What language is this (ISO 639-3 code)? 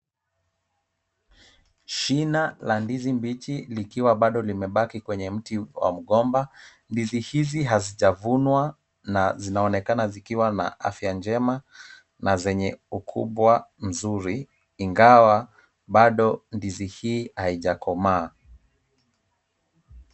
swa